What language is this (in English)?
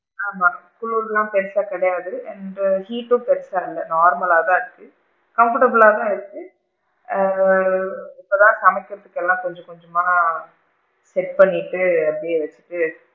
Tamil